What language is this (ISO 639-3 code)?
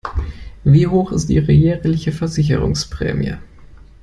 deu